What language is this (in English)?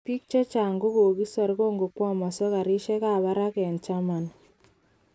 Kalenjin